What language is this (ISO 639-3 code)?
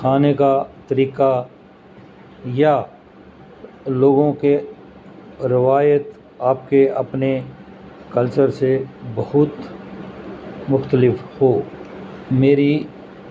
urd